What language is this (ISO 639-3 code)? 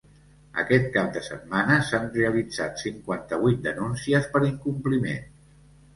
cat